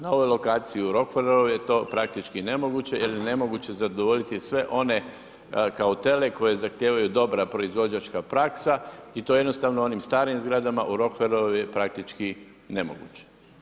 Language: Croatian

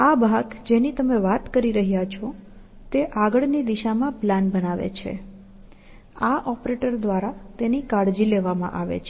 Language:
Gujarati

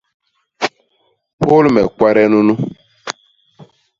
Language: Basaa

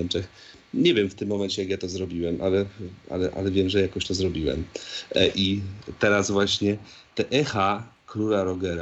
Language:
Polish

